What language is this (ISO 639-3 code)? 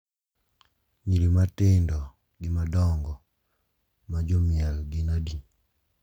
luo